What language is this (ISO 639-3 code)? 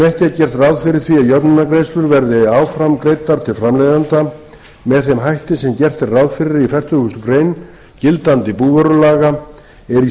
isl